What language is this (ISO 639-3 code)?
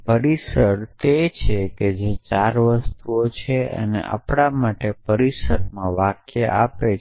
guj